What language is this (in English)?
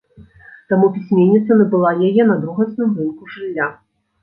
Belarusian